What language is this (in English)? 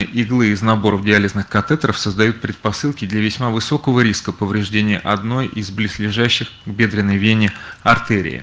Russian